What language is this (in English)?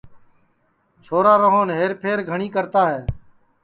Sansi